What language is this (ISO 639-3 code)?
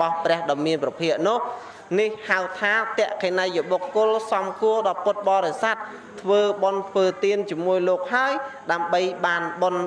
vie